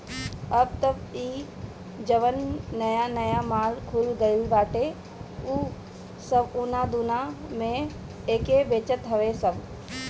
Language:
Bhojpuri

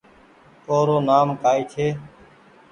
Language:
Goaria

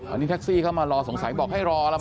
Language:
Thai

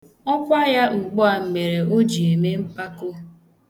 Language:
Igbo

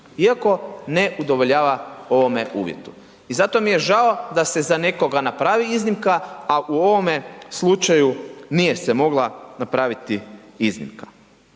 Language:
Croatian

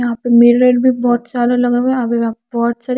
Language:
Hindi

